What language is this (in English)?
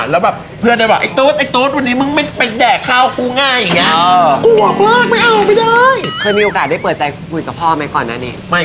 Thai